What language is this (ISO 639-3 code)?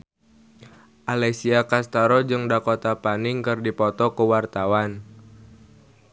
sun